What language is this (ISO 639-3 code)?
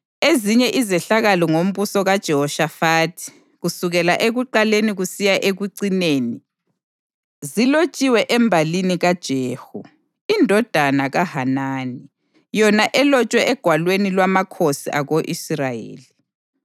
nde